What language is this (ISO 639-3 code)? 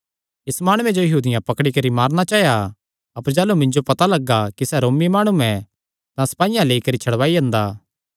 xnr